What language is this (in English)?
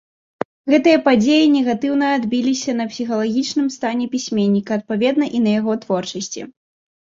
Belarusian